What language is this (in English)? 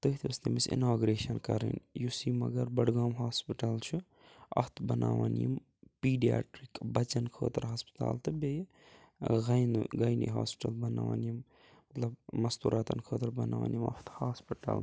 Kashmiri